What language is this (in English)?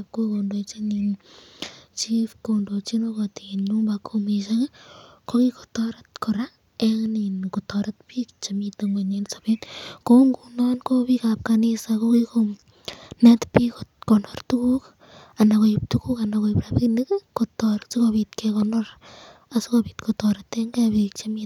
Kalenjin